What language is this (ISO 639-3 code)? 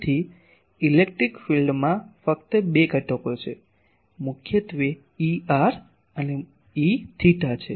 guj